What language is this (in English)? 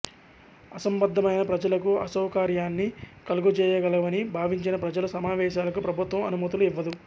Telugu